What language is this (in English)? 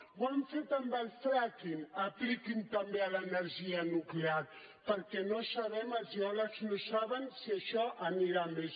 Catalan